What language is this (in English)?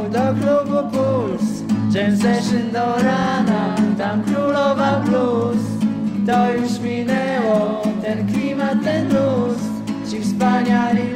Polish